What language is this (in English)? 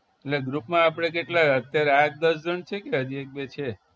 Gujarati